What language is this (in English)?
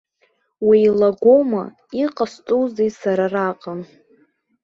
Abkhazian